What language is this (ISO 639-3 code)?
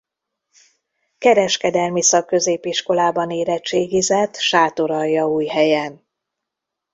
hun